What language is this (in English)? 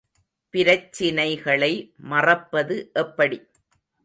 Tamil